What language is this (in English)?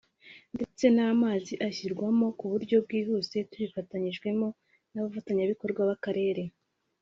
Kinyarwanda